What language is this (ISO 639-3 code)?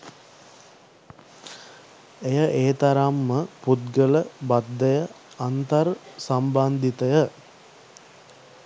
sin